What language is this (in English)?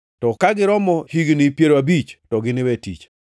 Luo (Kenya and Tanzania)